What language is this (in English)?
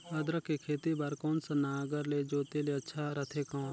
Chhattisgarhi